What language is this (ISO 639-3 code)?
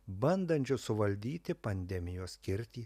lit